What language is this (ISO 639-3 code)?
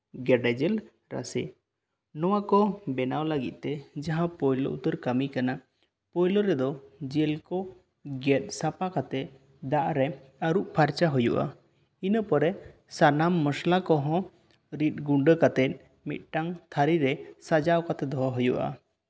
sat